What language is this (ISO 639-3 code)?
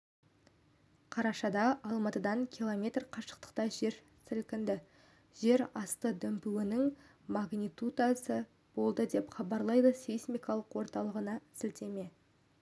kaz